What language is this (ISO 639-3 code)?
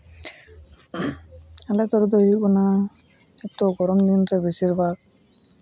sat